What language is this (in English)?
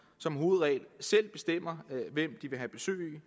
Danish